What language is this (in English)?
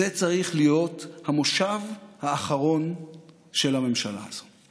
Hebrew